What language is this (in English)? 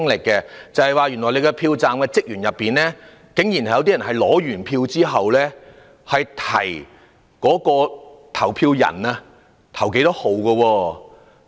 Cantonese